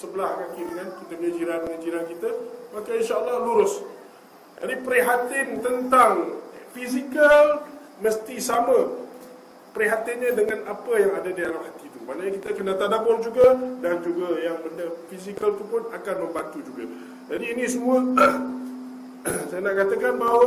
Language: Malay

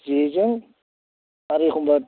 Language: Bodo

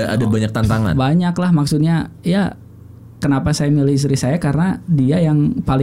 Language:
Indonesian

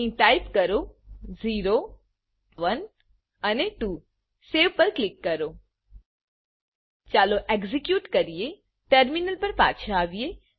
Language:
Gujarati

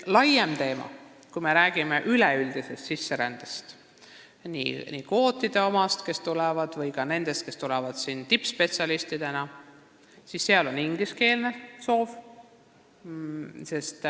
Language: Estonian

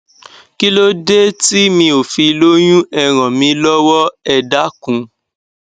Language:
Yoruba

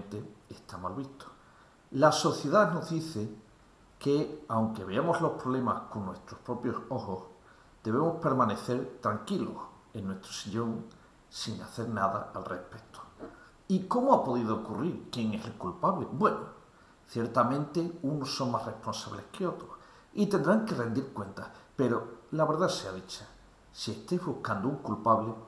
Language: Spanish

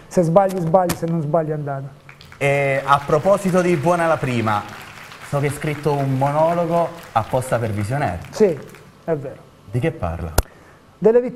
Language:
Italian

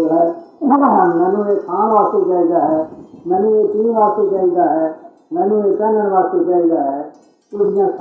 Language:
Hindi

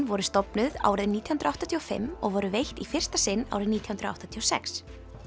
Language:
Icelandic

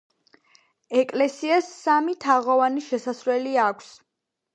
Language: Georgian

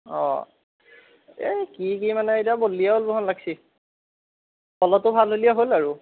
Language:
Assamese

